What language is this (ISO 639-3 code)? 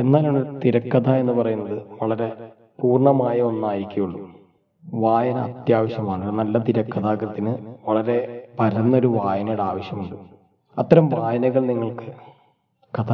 mal